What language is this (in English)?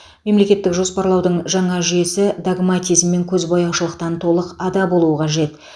Kazakh